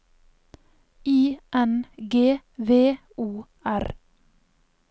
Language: Norwegian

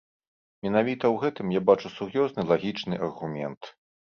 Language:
Belarusian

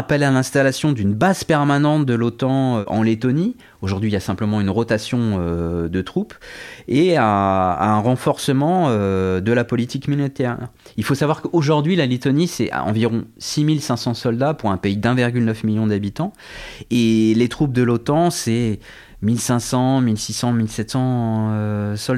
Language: French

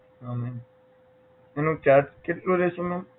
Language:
Gujarati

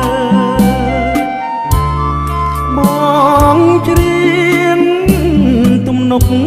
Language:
Thai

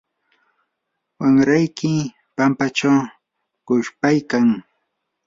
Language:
Yanahuanca Pasco Quechua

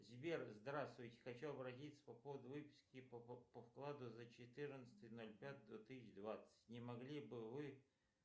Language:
Russian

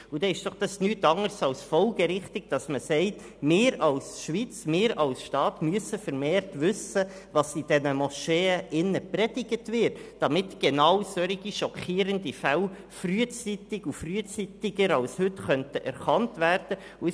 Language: Swiss German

